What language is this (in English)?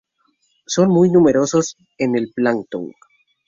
Spanish